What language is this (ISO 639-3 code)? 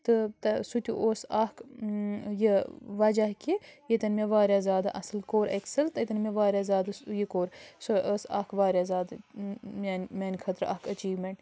kas